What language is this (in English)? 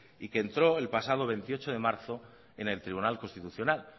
Spanish